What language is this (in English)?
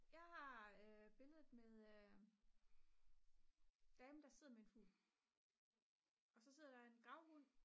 Danish